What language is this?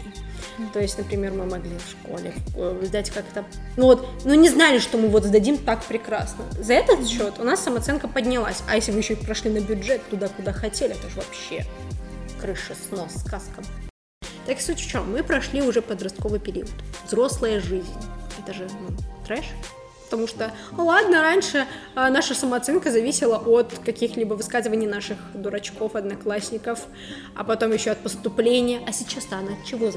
Russian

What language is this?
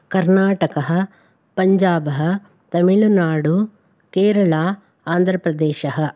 Sanskrit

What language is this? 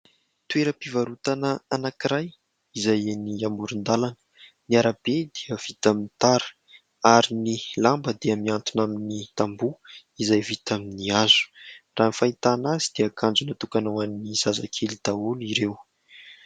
Malagasy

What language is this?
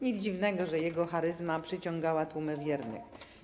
Polish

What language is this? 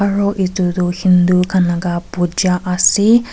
Naga Pidgin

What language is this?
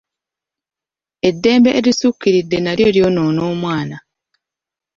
Ganda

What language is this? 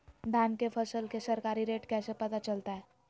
Magahi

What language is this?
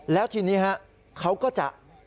Thai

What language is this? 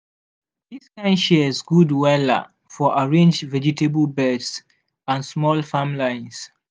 Nigerian Pidgin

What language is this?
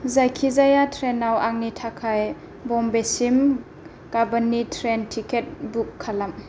Bodo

